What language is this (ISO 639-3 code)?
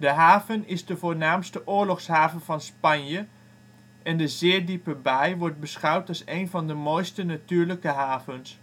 nld